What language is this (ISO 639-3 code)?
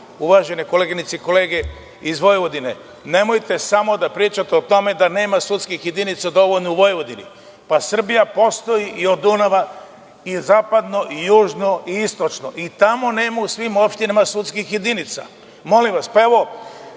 srp